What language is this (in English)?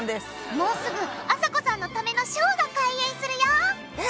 Japanese